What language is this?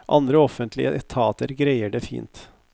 Norwegian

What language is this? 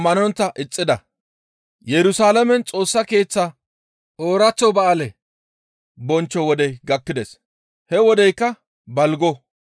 Gamo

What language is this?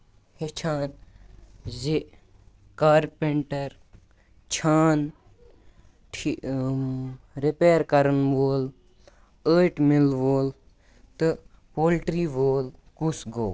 Kashmiri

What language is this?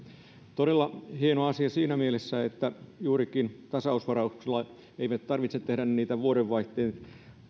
Finnish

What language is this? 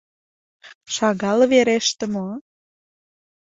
Mari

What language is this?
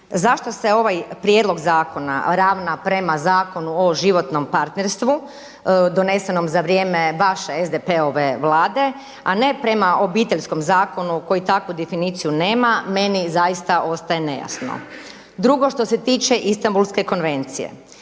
Croatian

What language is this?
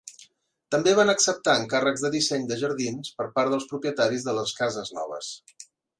Catalan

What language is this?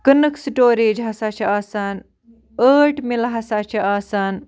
Kashmiri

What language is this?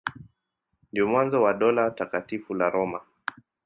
Swahili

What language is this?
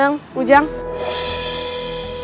Indonesian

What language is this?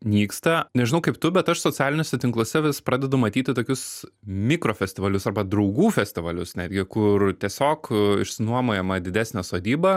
Lithuanian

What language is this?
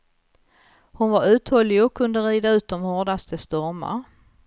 Swedish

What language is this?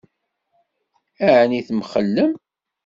Kabyle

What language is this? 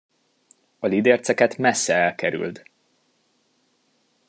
Hungarian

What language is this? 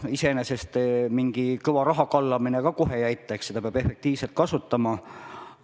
Estonian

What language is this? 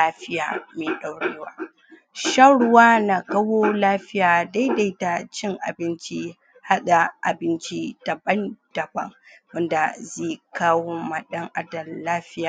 Hausa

